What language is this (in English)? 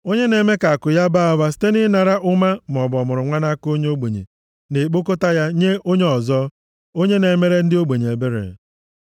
Igbo